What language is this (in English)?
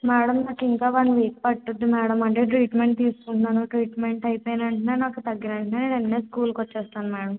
Telugu